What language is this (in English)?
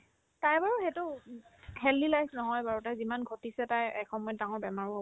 Assamese